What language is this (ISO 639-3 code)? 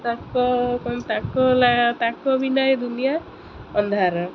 ori